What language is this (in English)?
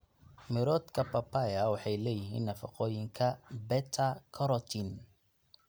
Somali